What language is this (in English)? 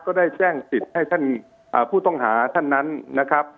Thai